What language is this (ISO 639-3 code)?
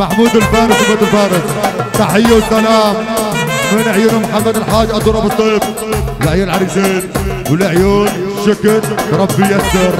ara